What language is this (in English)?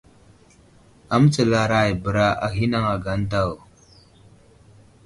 Wuzlam